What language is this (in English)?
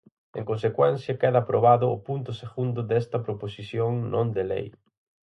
Galician